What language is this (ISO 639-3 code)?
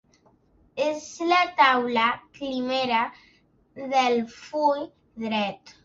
cat